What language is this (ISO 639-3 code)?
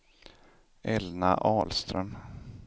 swe